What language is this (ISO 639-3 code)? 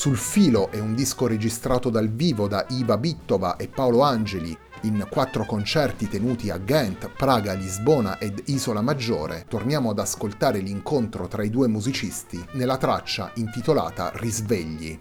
ita